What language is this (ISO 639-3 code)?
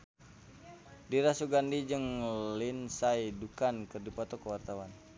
sun